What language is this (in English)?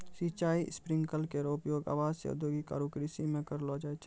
Maithili